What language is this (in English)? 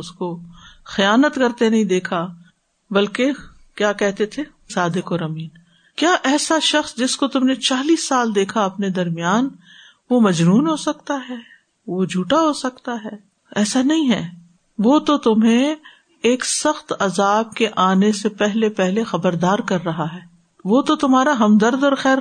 Urdu